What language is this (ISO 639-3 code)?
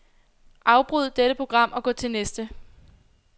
dan